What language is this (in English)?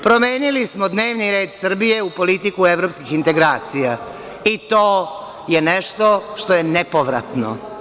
Serbian